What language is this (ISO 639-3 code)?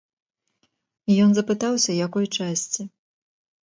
bel